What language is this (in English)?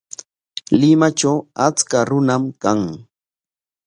Corongo Ancash Quechua